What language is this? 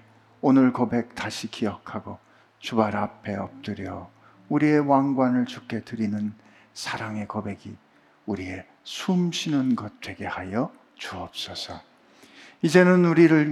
Korean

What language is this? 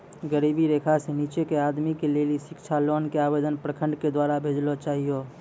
Maithili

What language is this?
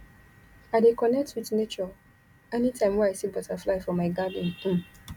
Nigerian Pidgin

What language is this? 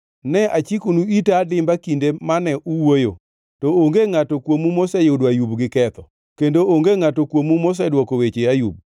Luo (Kenya and Tanzania)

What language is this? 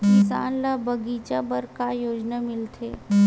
Chhattisgarhi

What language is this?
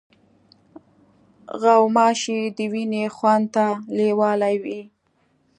Pashto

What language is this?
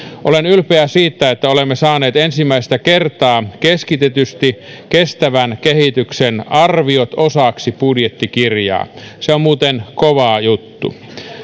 Finnish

